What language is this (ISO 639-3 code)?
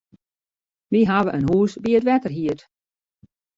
fry